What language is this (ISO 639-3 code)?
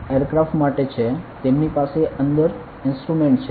guj